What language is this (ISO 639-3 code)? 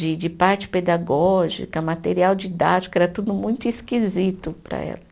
por